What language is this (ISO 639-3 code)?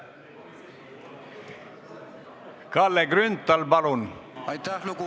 est